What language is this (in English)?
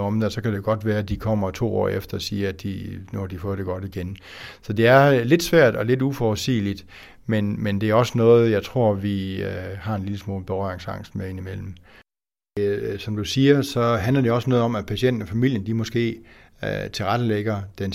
Danish